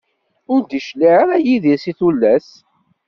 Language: Kabyle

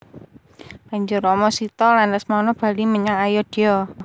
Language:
Javanese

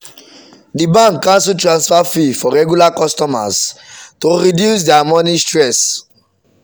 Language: Nigerian Pidgin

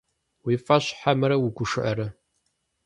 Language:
Kabardian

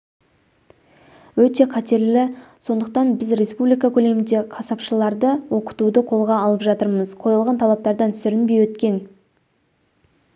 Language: Kazakh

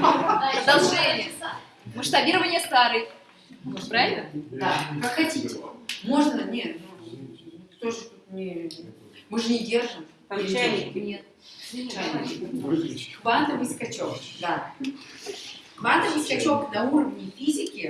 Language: Russian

